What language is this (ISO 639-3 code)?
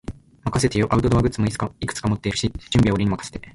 jpn